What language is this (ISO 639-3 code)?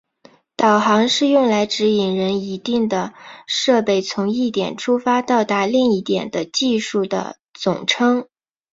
zho